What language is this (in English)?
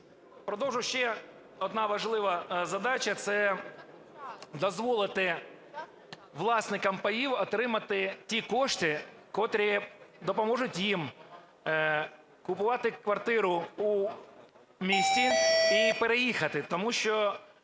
Ukrainian